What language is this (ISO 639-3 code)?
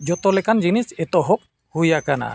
sat